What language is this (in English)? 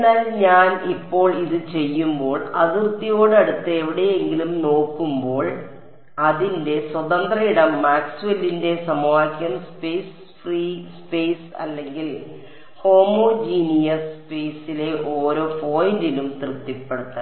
Malayalam